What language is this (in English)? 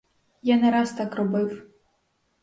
Ukrainian